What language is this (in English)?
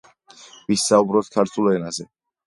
Georgian